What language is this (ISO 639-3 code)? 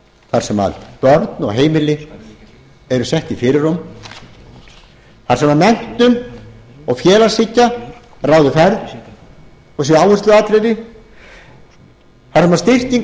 isl